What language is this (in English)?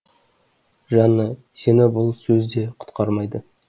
Kazakh